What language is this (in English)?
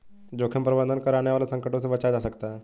Hindi